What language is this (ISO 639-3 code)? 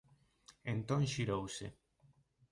glg